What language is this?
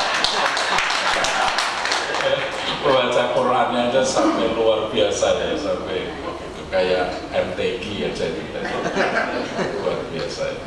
Indonesian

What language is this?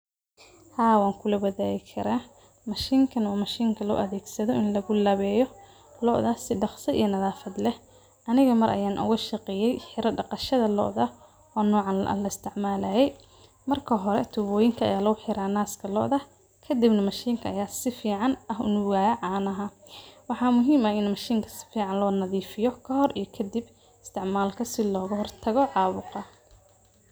Somali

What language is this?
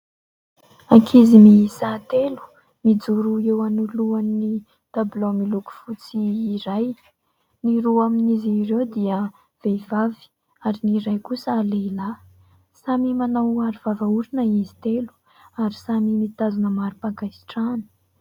Malagasy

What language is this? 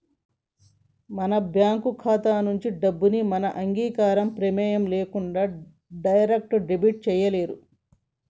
Telugu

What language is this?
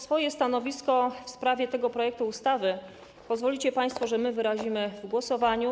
Polish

